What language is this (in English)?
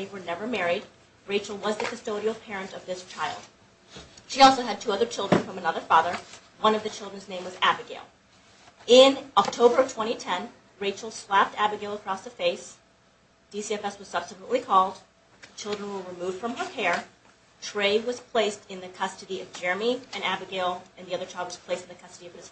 English